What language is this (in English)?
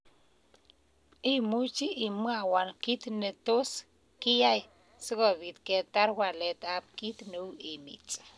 Kalenjin